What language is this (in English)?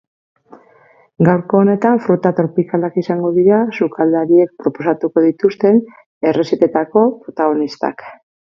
Basque